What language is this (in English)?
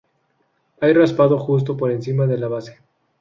Spanish